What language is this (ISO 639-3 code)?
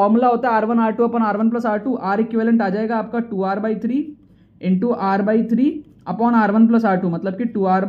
hin